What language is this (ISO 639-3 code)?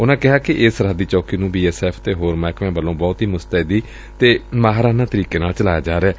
pan